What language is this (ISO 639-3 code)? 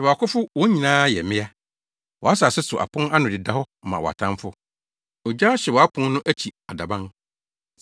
aka